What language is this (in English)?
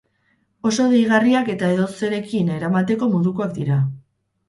Basque